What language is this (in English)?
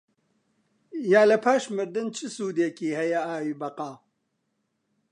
Central Kurdish